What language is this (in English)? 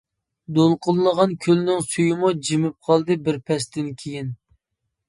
Uyghur